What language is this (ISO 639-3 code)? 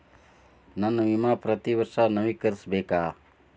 kan